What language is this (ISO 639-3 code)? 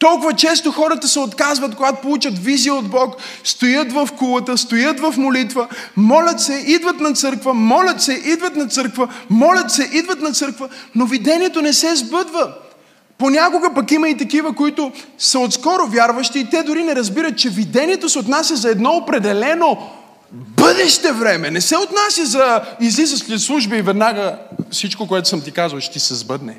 bul